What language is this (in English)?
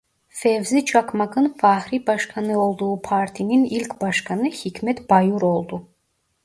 Turkish